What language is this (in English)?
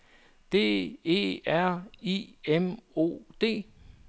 Danish